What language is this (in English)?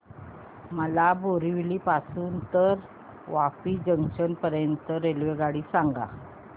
Marathi